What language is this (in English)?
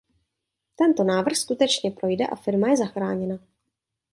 Czech